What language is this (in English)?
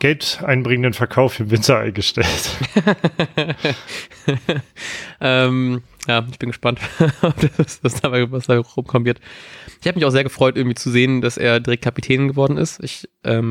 German